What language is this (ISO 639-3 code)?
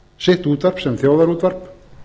isl